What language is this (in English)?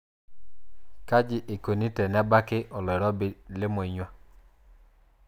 Masai